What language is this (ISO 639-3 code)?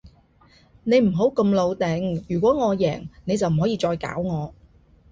yue